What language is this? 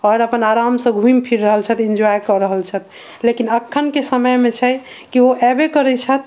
Maithili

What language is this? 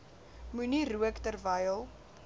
Afrikaans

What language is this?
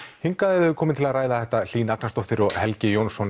Icelandic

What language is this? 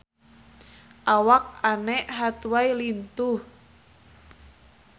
Sundanese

